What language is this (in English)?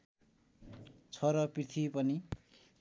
Nepali